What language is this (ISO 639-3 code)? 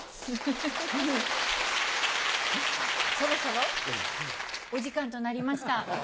jpn